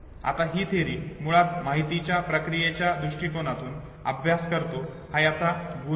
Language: Marathi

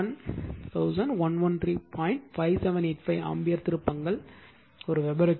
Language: Tamil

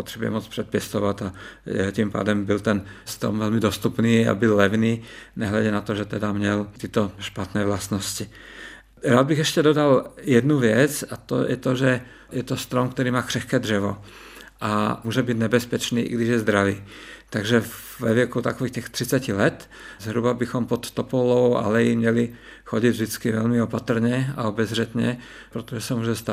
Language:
Czech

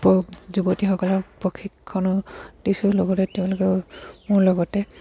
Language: Assamese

